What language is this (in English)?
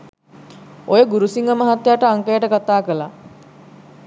Sinhala